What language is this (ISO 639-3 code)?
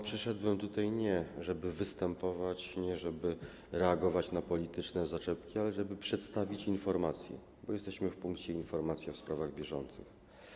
pol